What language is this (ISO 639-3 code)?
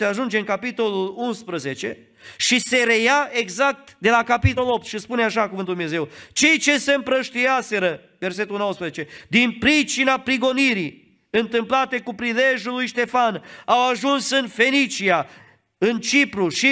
ron